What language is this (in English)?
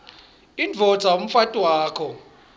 Swati